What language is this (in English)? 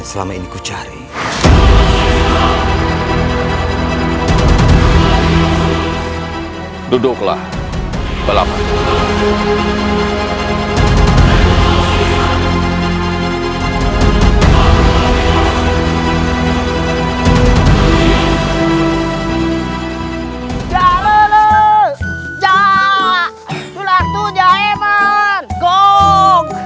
Indonesian